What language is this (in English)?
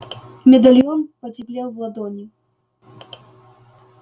Russian